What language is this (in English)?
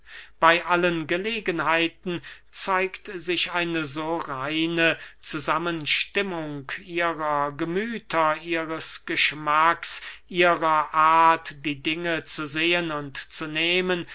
German